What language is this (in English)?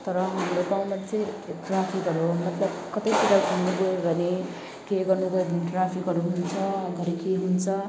Nepali